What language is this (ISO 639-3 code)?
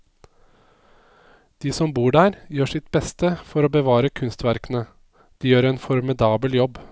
nor